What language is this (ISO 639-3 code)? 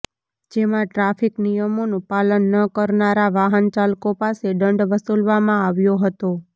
guj